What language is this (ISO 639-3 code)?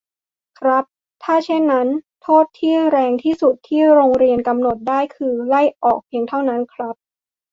tha